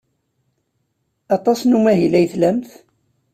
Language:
Kabyle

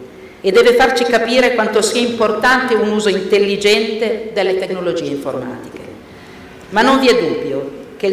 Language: Italian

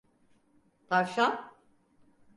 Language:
Turkish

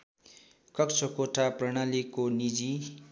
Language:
Nepali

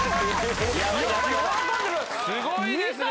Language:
Japanese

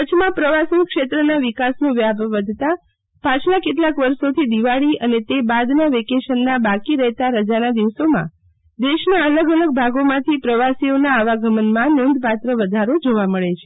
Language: Gujarati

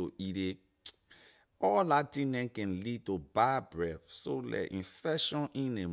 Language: Liberian English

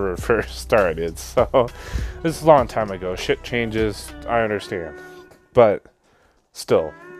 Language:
English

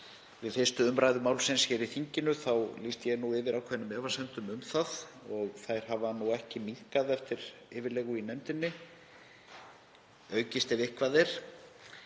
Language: Icelandic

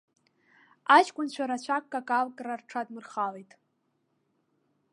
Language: Abkhazian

